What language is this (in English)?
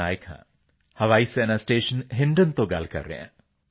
Punjabi